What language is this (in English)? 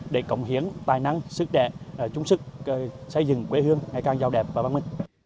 Vietnamese